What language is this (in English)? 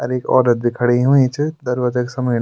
Garhwali